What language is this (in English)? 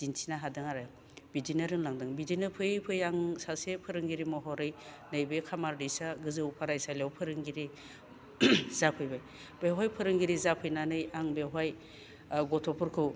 Bodo